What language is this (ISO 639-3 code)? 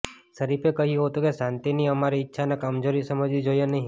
guj